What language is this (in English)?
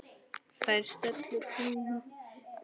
Icelandic